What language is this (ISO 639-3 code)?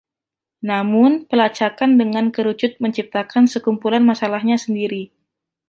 ind